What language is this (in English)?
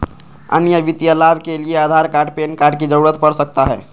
Magahi